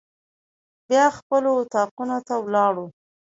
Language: Pashto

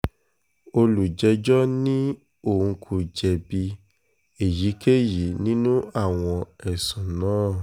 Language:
Yoruba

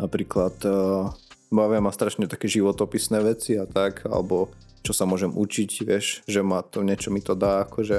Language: Slovak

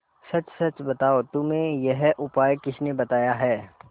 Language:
Hindi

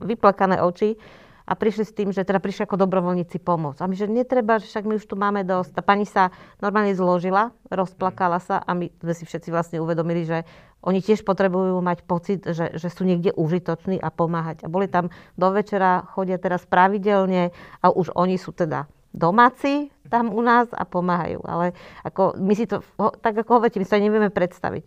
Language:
Slovak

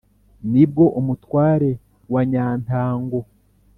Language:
Kinyarwanda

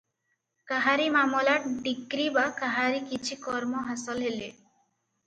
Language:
Odia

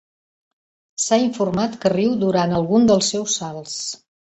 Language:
Catalan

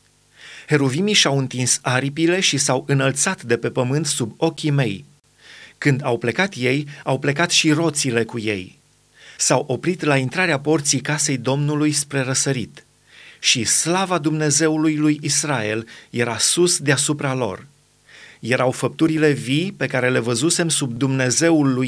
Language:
Romanian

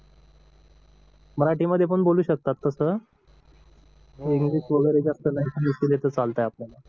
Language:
Marathi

